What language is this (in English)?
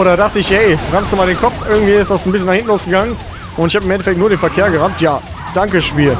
German